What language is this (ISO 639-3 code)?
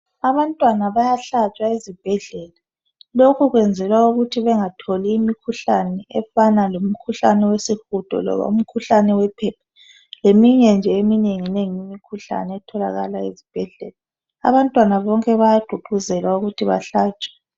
nde